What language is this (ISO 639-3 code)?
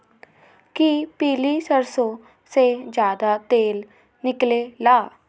mag